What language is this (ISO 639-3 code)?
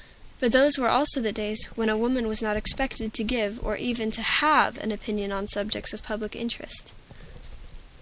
eng